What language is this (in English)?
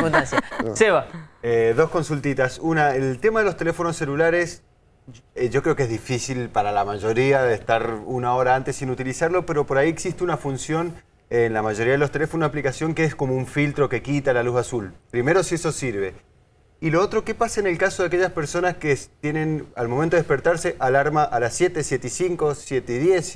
Spanish